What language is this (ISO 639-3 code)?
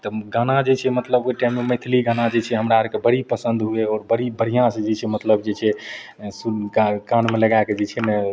mai